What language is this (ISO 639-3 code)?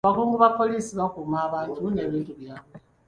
lug